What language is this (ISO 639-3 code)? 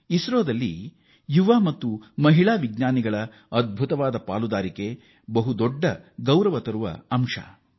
kan